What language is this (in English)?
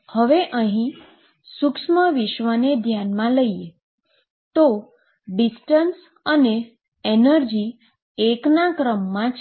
Gujarati